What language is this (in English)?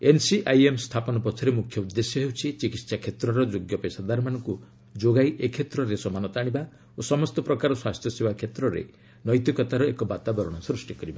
Odia